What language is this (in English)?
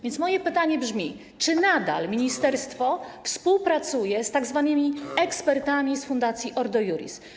Polish